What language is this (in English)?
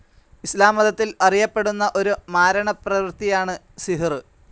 Malayalam